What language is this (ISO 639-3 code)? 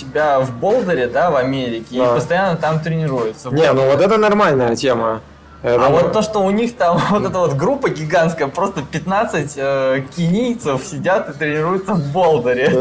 rus